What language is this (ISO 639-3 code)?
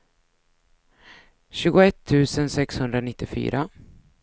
swe